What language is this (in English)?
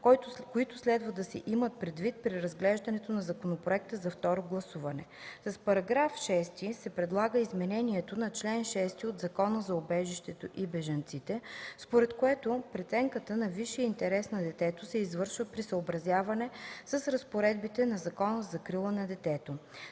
Bulgarian